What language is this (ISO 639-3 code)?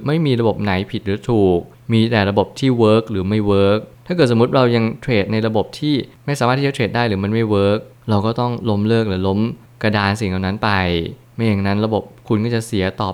tha